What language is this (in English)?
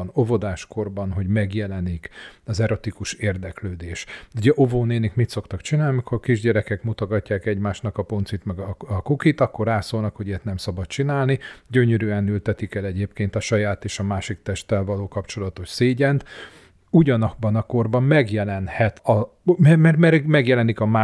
Hungarian